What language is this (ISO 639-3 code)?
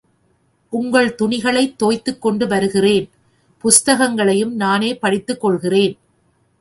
tam